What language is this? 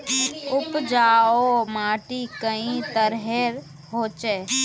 Magahi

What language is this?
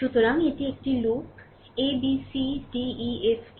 Bangla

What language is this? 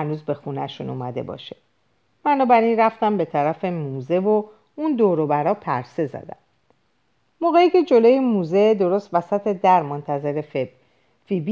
Persian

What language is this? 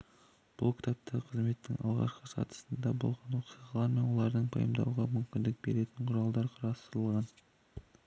Kazakh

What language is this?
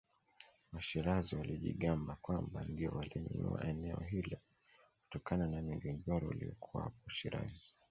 Swahili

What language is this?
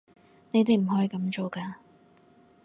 Cantonese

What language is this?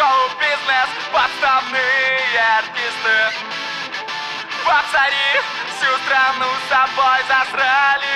Russian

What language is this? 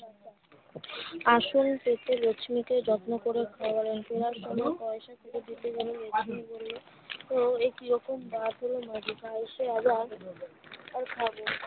Bangla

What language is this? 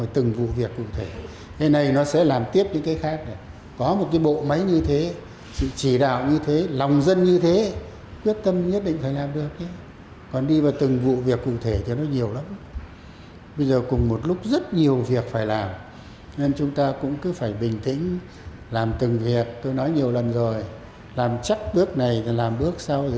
Vietnamese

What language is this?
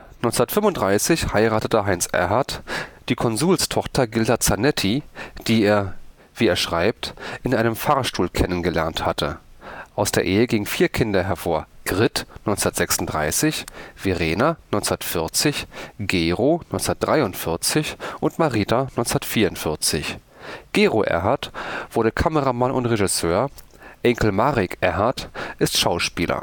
German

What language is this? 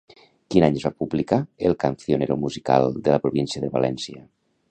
Catalan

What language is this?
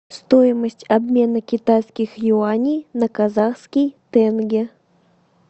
Russian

